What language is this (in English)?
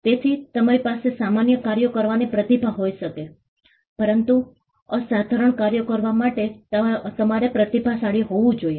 Gujarati